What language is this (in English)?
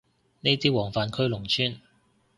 Cantonese